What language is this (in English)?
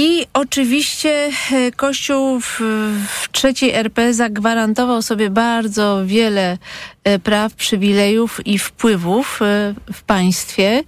Polish